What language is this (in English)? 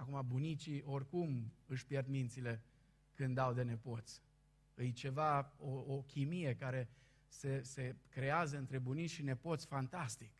Romanian